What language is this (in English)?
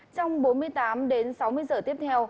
Vietnamese